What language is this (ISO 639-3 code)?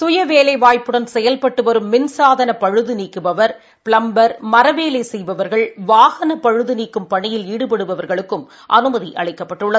tam